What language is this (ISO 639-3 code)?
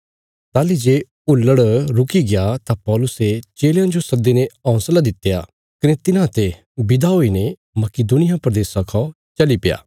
kfs